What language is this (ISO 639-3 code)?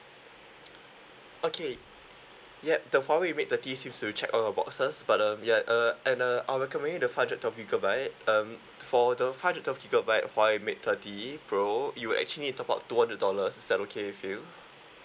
eng